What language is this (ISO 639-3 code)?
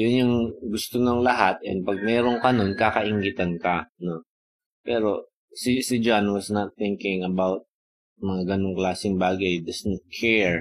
fil